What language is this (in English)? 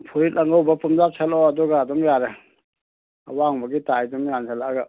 Manipuri